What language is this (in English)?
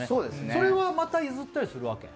Japanese